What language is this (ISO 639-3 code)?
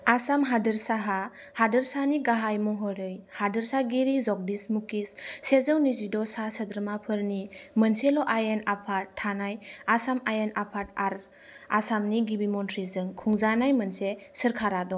brx